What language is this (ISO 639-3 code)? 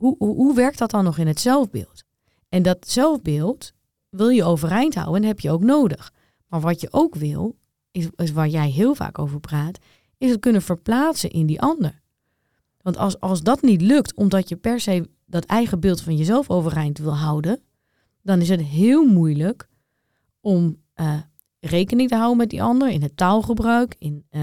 nld